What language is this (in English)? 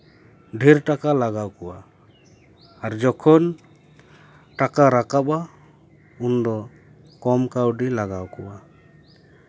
Santali